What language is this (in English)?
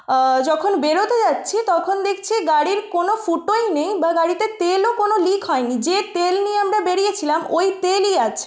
Bangla